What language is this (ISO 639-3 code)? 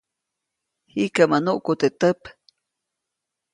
zoc